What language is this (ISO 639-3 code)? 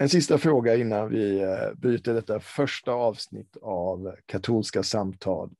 swe